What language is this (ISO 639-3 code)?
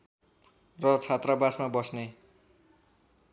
nep